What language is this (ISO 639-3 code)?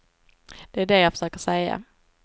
swe